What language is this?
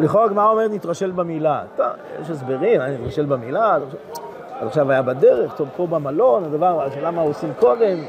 Hebrew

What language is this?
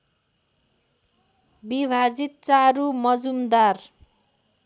Nepali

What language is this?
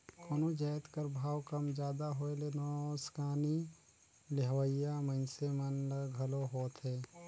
Chhattisgarhi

